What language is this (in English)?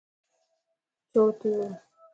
Lasi